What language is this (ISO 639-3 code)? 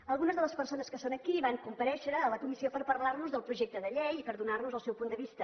cat